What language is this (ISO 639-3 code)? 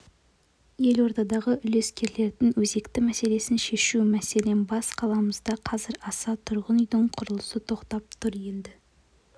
kaz